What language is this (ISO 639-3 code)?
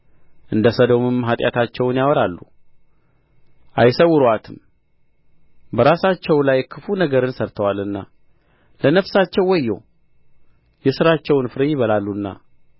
amh